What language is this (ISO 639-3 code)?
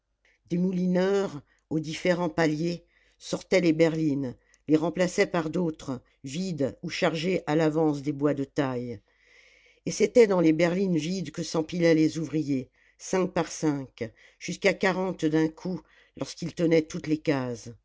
fra